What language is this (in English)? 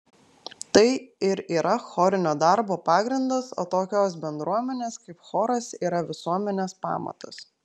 Lithuanian